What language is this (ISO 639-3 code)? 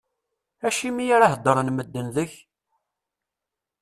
kab